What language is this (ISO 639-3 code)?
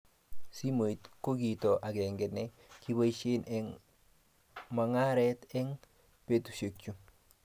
kln